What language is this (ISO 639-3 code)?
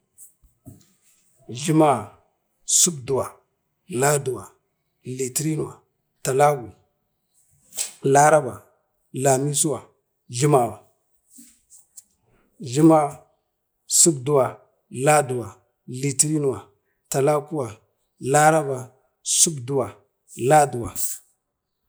bde